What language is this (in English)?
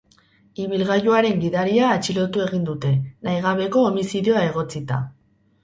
Basque